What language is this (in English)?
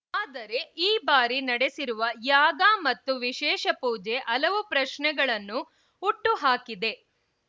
Kannada